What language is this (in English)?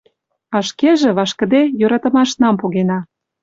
Mari